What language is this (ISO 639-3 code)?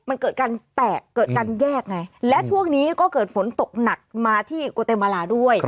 tha